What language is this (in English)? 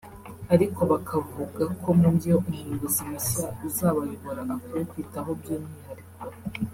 Kinyarwanda